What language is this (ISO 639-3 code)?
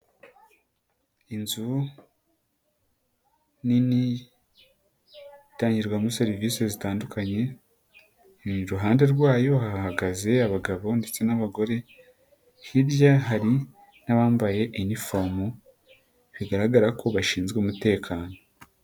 kin